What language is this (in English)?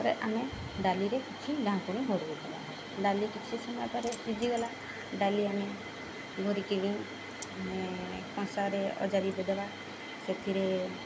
Odia